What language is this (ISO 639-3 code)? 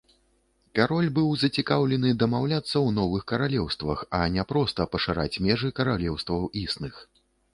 bel